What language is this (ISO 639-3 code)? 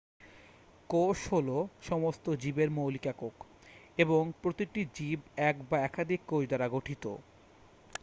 ben